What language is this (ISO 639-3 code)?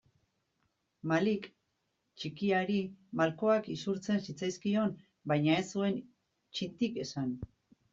eus